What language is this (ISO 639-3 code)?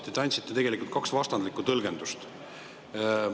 est